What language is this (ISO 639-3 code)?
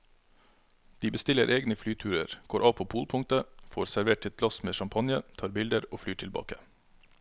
nor